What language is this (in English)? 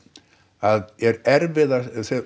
Icelandic